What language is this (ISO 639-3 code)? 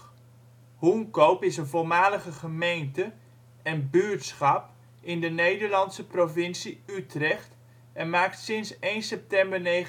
nld